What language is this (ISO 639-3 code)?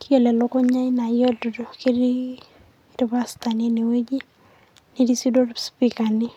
mas